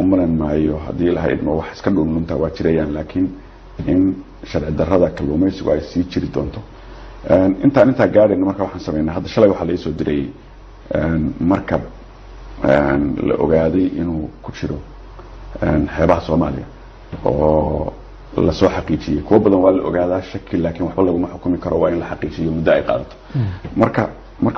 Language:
Arabic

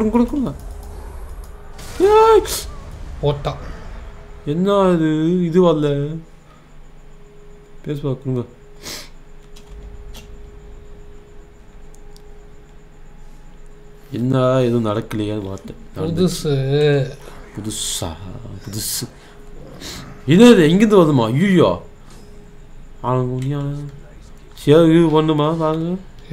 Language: Korean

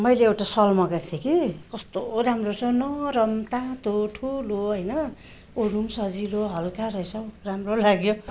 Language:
Nepali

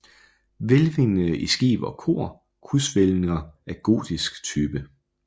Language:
Danish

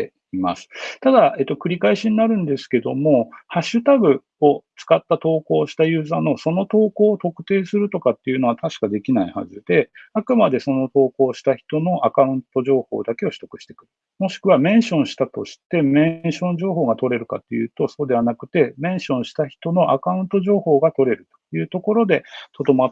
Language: Japanese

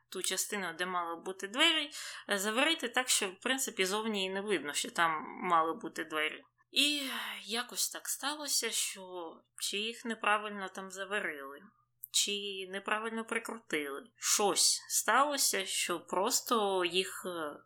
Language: Ukrainian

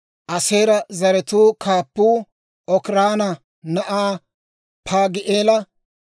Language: Dawro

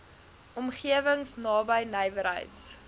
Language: Afrikaans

